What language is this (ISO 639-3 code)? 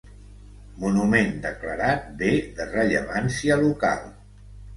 cat